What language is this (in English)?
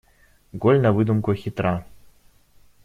Russian